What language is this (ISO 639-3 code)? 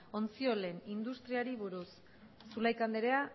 eus